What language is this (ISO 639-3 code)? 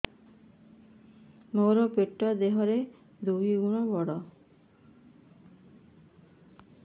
ori